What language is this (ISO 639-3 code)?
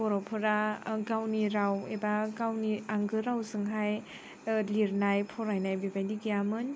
brx